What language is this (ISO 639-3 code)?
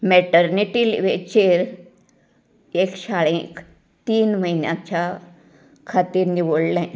kok